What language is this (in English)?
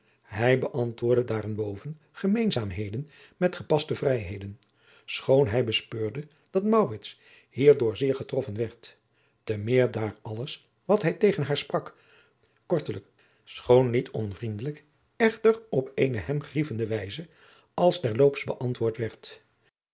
Dutch